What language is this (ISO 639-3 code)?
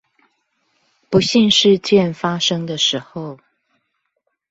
zho